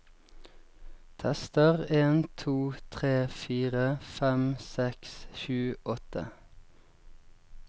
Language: Norwegian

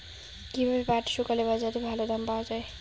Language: Bangla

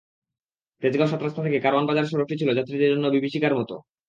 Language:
Bangla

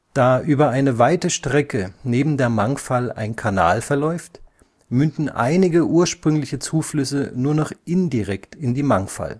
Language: German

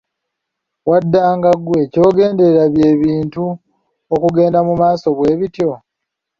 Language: Ganda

